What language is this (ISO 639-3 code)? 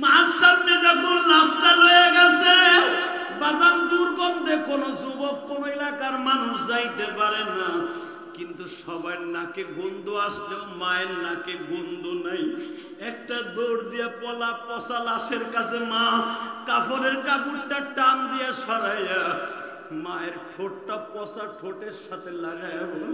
ara